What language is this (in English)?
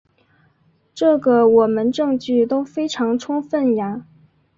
Chinese